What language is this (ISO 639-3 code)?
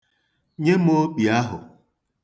ibo